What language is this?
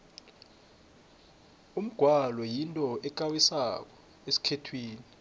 South Ndebele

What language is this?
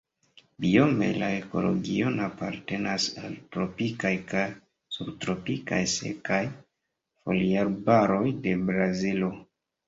Esperanto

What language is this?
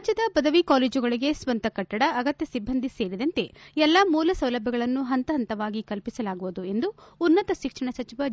Kannada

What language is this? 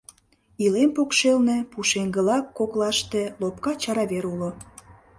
Mari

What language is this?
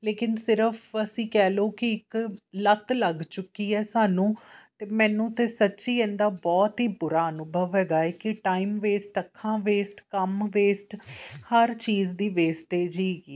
Punjabi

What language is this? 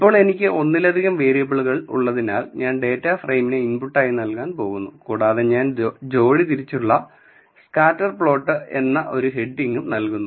Malayalam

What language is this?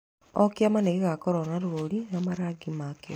Kikuyu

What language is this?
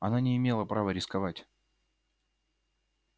Russian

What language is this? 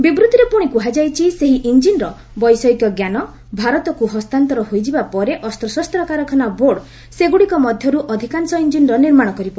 Odia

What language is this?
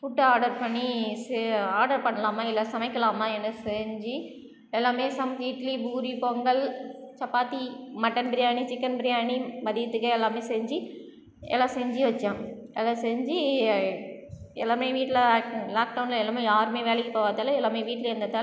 Tamil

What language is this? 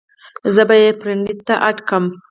Pashto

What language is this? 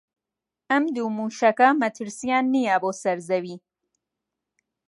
Central Kurdish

